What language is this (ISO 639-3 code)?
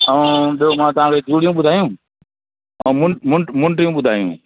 snd